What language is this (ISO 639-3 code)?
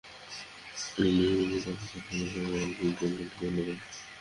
ben